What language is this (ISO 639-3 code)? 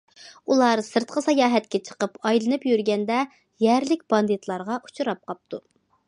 uig